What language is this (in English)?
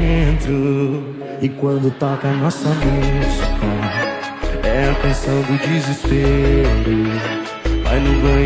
Portuguese